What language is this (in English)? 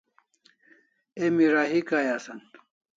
Kalasha